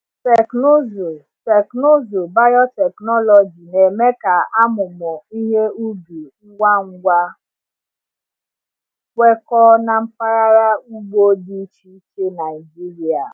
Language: Igbo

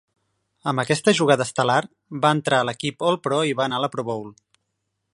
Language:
Catalan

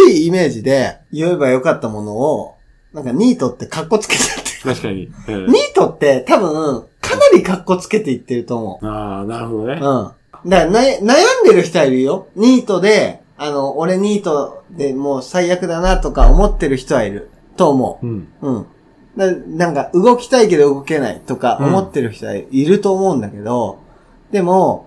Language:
Japanese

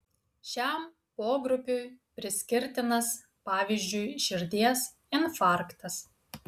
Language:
Lithuanian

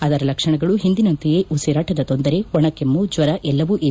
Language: Kannada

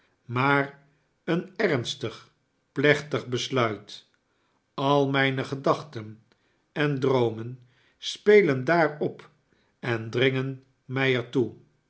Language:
Dutch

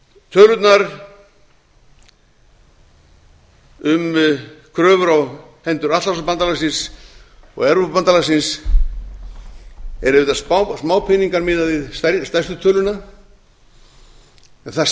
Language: Icelandic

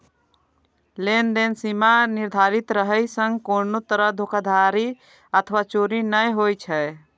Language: Maithili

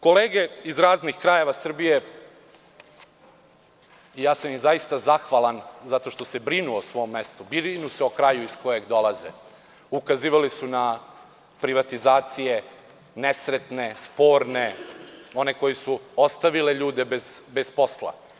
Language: Serbian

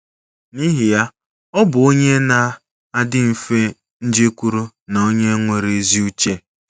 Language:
Igbo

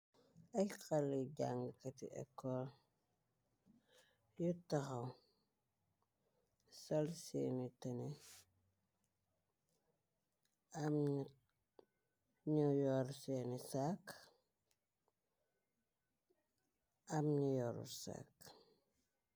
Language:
Wolof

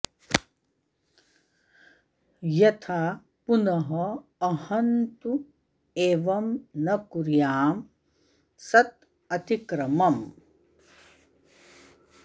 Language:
Sanskrit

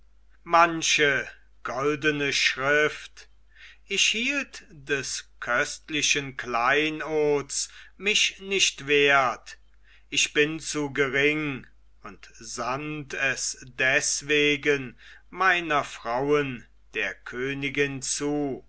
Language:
German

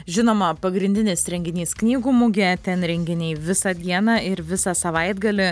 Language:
Lithuanian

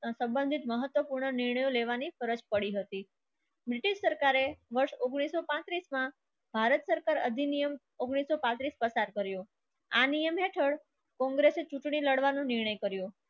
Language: Gujarati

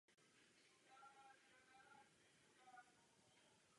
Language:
Czech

